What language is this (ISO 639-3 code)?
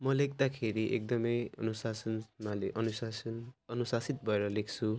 nep